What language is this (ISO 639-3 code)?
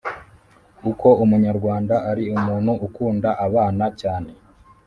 kin